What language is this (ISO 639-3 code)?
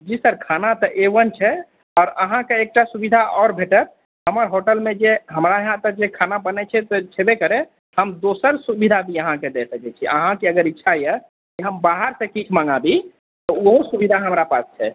mai